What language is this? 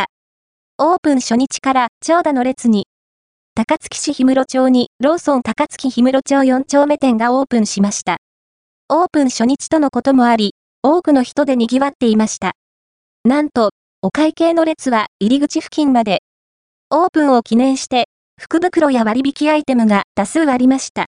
Japanese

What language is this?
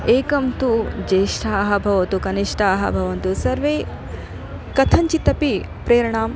Sanskrit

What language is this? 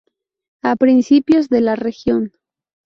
Spanish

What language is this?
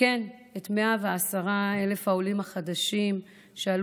Hebrew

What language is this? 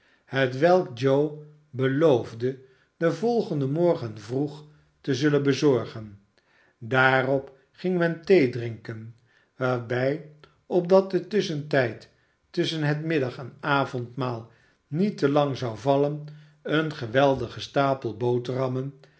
Dutch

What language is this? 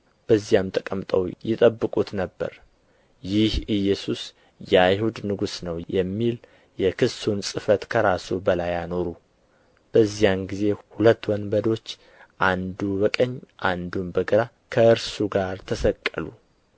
Amharic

